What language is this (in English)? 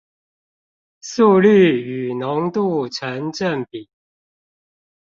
Chinese